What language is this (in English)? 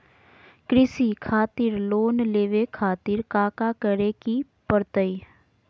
Magahi